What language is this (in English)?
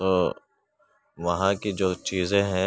Urdu